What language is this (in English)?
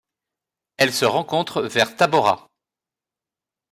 French